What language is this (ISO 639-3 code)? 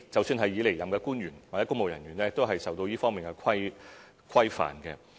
yue